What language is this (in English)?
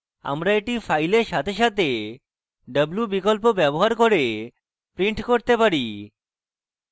Bangla